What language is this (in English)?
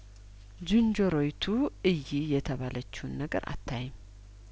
Amharic